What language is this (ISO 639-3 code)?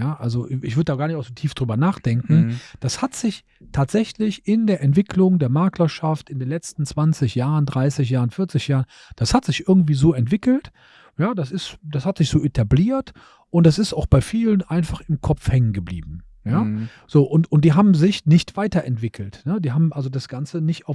deu